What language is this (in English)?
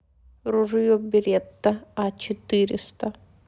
Russian